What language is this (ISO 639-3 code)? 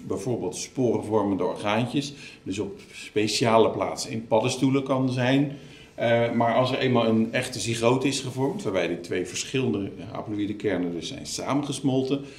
nld